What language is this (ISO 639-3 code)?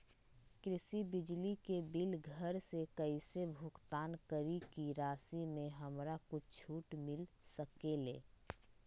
mag